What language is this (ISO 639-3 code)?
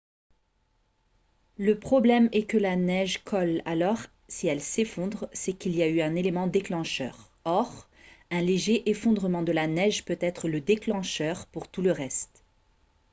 fra